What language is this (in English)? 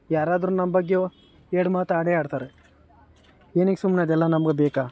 Kannada